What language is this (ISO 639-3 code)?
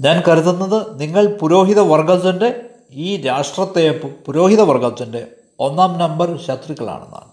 mal